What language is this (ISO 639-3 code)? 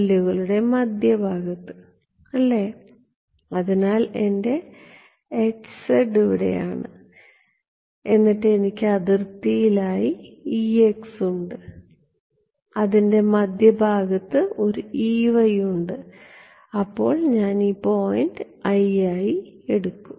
mal